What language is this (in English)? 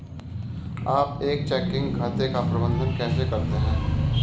Hindi